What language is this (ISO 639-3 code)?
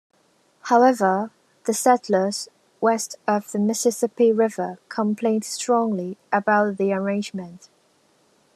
eng